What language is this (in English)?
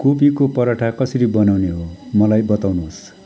Nepali